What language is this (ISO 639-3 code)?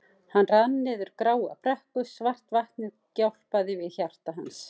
isl